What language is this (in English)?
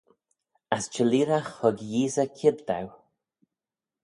Manx